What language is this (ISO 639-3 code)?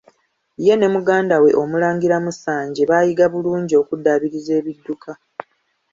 lug